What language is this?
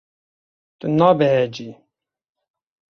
Kurdish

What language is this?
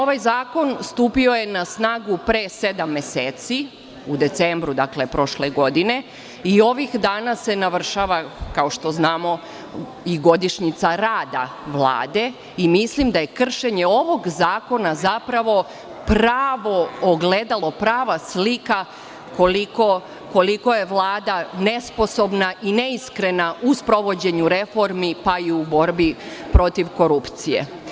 Serbian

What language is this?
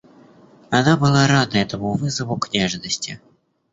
Russian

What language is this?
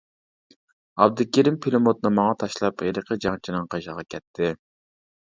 Uyghur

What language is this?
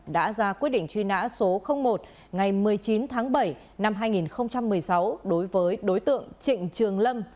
Vietnamese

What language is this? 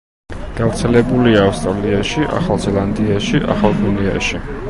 Georgian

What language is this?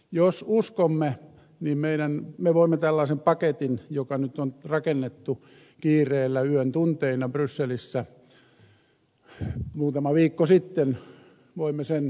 Finnish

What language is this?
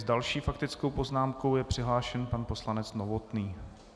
Czech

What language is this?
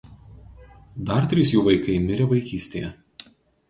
Lithuanian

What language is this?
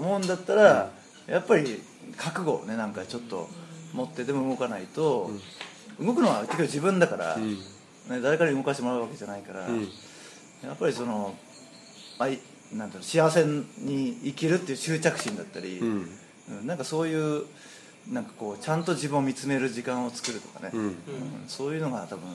Japanese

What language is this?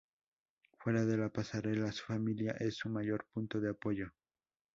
Spanish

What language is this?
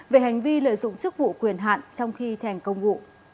Vietnamese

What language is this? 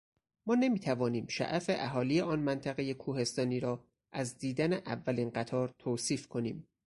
Persian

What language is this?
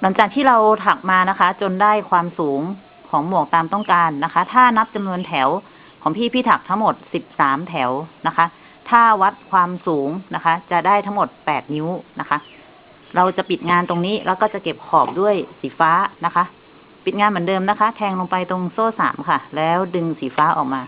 Thai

